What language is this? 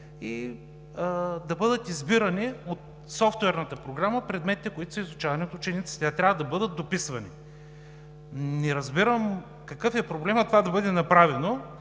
Bulgarian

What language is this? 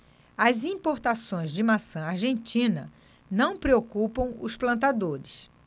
Portuguese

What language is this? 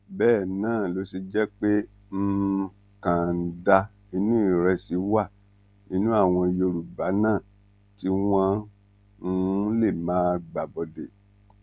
Yoruba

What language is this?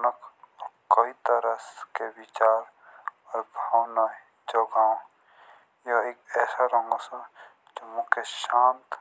Jaunsari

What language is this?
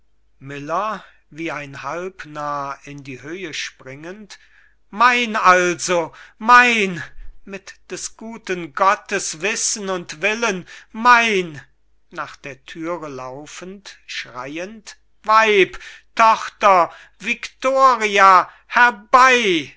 German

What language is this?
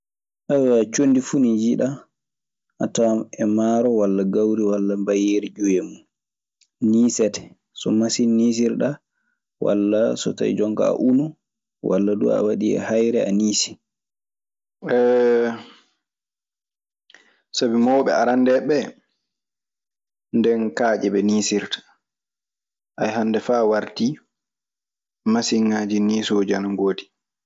Maasina Fulfulde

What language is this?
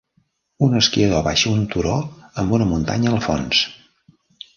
Catalan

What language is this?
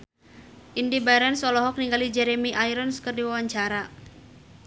Sundanese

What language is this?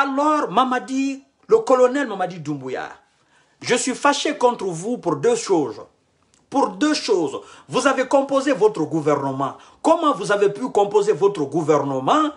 French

